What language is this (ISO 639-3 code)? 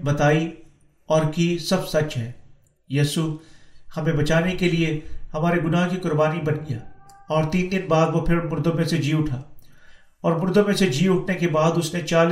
urd